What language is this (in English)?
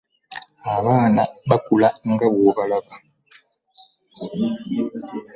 Ganda